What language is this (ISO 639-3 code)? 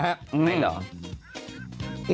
tha